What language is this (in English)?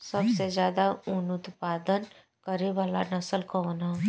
Bhojpuri